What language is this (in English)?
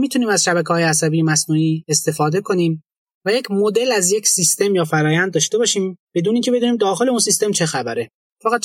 Persian